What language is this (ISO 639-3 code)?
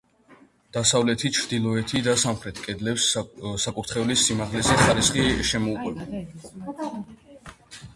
kat